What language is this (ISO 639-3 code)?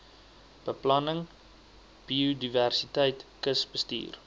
afr